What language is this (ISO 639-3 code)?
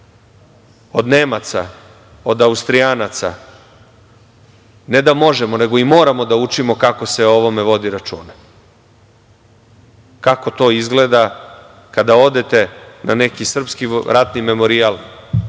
srp